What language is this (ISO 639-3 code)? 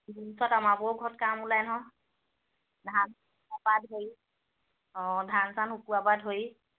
asm